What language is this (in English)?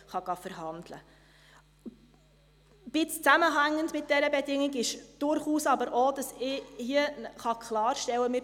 Swiss German